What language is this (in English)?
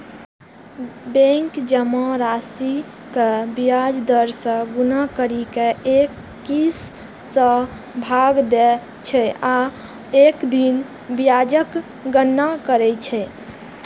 Maithili